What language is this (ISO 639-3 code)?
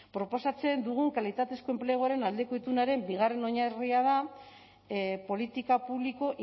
eus